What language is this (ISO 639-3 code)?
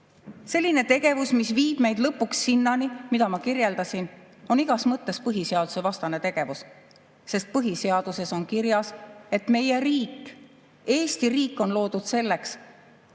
est